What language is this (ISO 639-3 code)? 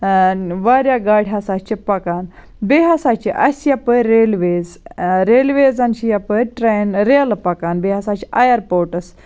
kas